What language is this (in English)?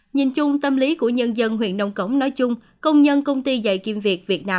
Vietnamese